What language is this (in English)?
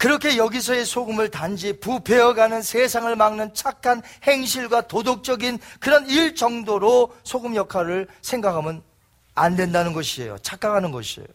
Korean